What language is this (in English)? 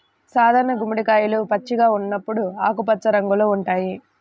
Telugu